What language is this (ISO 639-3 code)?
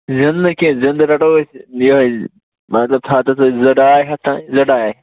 kas